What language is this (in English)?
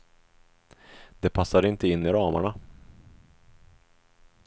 Swedish